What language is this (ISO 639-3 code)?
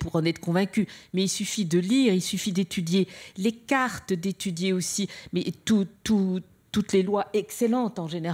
fra